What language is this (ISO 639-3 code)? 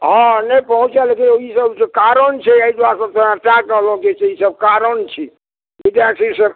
mai